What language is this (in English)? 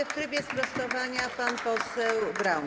Polish